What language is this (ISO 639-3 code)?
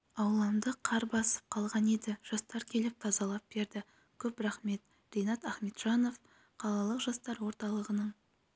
kaz